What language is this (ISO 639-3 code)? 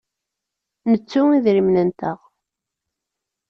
kab